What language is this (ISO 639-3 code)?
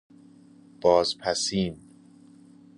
fas